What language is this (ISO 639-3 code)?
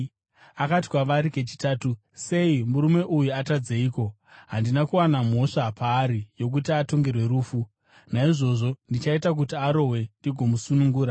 sna